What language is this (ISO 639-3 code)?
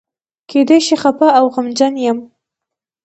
pus